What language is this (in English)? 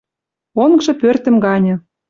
Western Mari